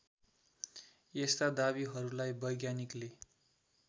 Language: Nepali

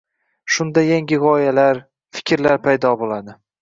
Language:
Uzbek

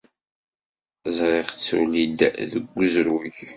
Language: Kabyle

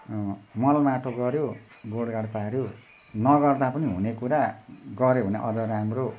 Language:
Nepali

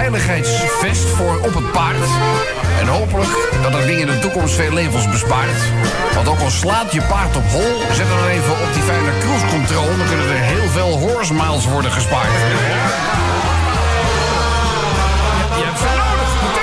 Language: Dutch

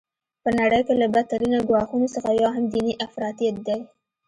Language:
Pashto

